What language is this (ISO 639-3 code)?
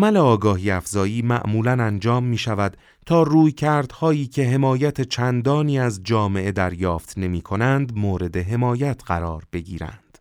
fas